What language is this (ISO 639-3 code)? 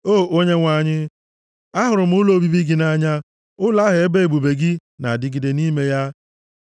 ibo